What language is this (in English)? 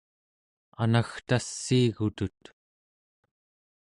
Central Yupik